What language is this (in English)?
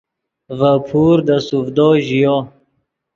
Yidgha